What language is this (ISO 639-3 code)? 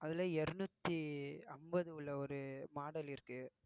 tam